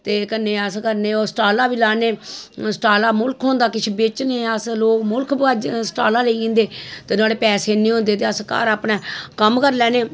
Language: Dogri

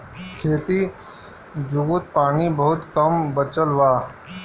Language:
Bhojpuri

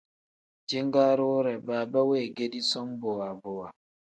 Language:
Tem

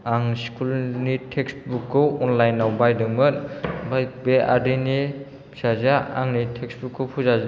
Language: Bodo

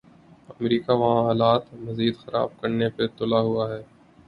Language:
Urdu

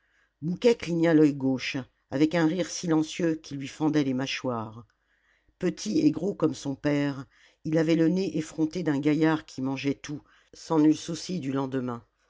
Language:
French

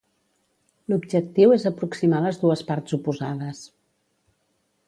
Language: Catalan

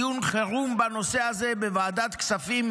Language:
Hebrew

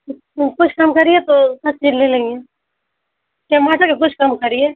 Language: Urdu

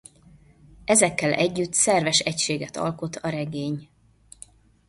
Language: Hungarian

